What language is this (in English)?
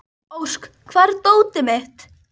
Icelandic